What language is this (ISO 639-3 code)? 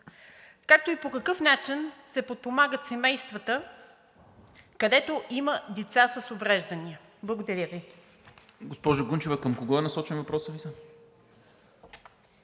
bul